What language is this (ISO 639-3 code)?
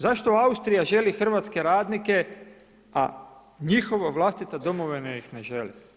hrv